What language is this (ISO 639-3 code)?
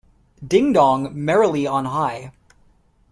eng